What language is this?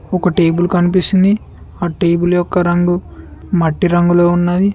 Telugu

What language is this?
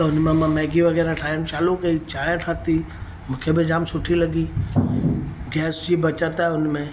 Sindhi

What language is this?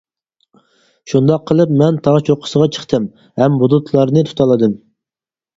Uyghur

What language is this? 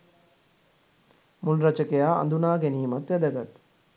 Sinhala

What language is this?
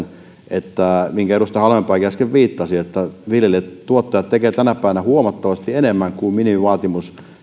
Finnish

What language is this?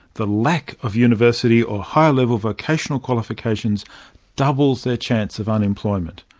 English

